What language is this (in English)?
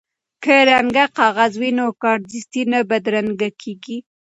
Pashto